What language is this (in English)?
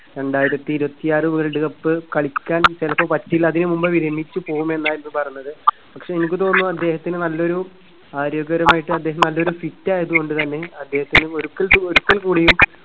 Malayalam